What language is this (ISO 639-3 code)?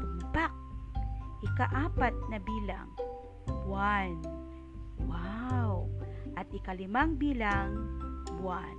fil